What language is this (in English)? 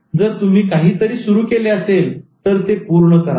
Marathi